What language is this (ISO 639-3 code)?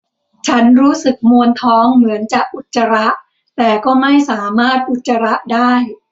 tha